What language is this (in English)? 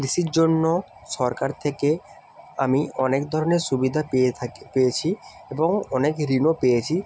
Bangla